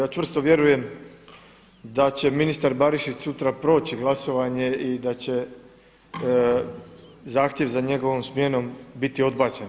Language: Croatian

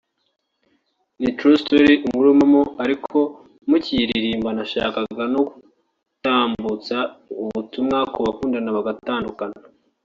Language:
Kinyarwanda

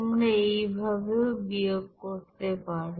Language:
Bangla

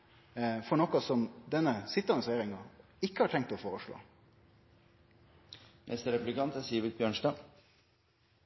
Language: Norwegian Nynorsk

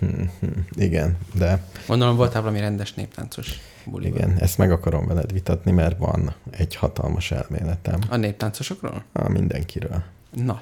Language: Hungarian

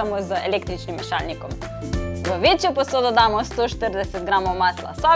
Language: Slovenian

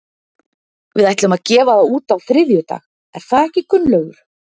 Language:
Icelandic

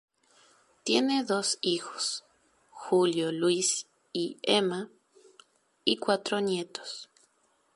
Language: Spanish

